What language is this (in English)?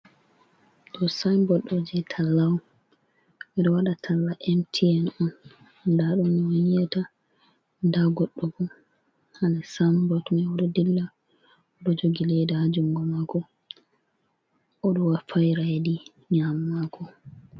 Fula